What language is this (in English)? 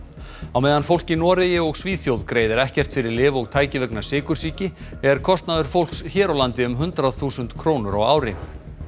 Icelandic